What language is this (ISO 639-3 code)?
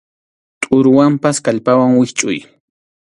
qxu